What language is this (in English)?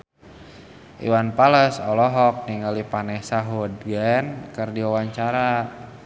Sundanese